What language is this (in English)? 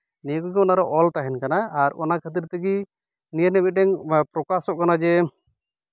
Santali